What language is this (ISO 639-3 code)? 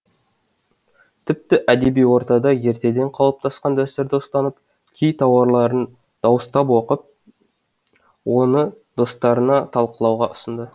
kaz